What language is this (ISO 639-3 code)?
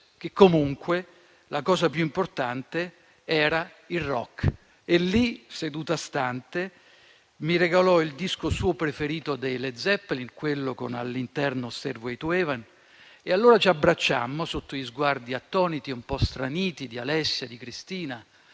ita